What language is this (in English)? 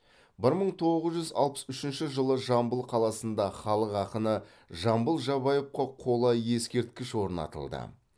Kazakh